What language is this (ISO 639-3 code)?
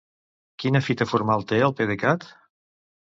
cat